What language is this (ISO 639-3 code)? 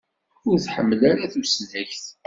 kab